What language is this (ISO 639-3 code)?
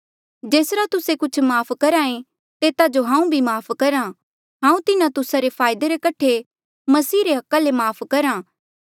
mjl